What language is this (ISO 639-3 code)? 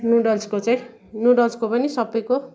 nep